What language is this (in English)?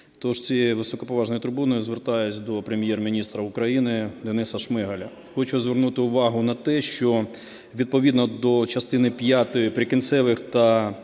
Ukrainian